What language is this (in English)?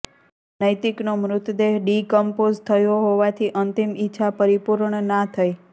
Gujarati